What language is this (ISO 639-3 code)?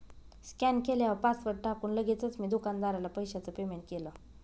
mar